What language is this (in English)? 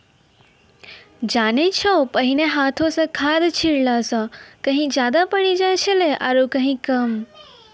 Maithili